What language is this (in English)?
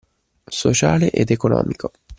Italian